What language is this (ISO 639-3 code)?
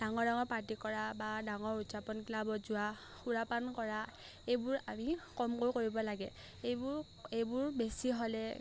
asm